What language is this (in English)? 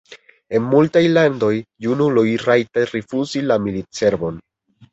Esperanto